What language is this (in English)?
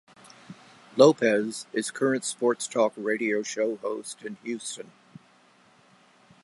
English